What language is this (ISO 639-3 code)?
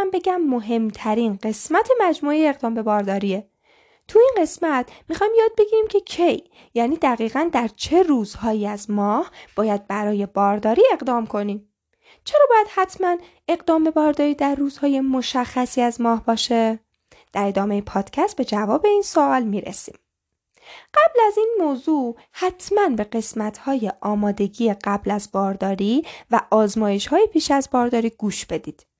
fas